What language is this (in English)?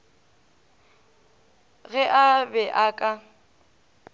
Northern Sotho